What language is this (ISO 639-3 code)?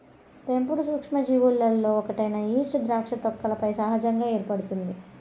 tel